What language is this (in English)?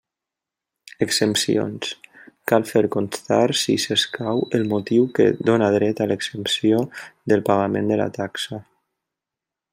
Catalan